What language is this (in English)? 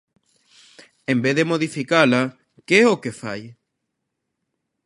Galician